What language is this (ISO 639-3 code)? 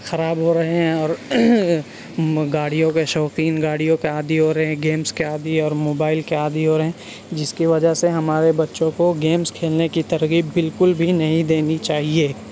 urd